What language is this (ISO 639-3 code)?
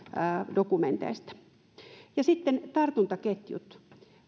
fin